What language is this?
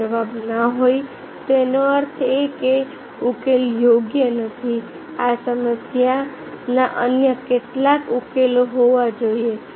Gujarati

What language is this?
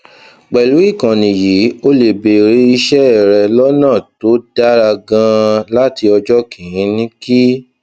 Yoruba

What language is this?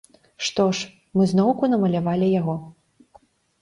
Belarusian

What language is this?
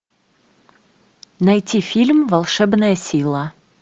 Russian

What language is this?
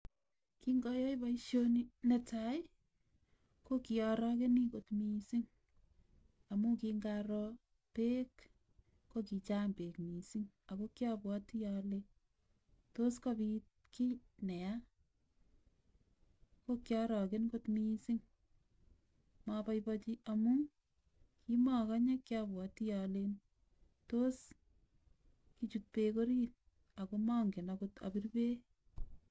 Kalenjin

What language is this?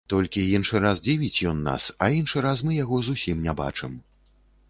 Belarusian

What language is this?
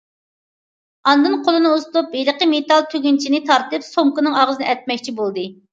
Uyghur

